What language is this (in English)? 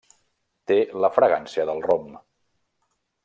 Catalan